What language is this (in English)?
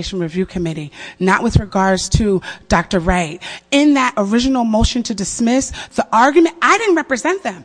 English